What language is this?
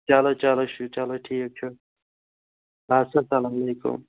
Kashmiri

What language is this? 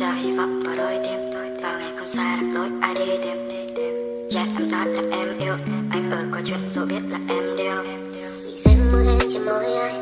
Vietnamese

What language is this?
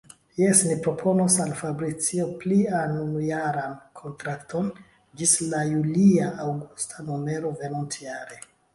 Esperanto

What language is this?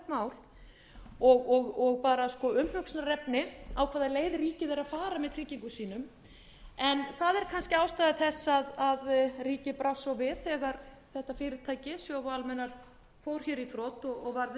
Icelandic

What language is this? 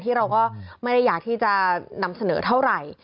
Thai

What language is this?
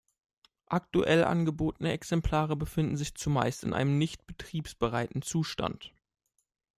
German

